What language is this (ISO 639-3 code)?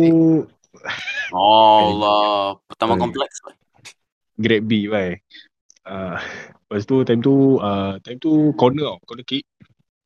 msa